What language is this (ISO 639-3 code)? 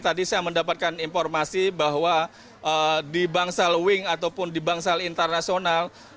ind